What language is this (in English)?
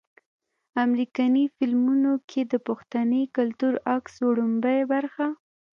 Pashto